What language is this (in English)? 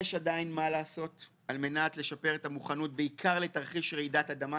Hebrew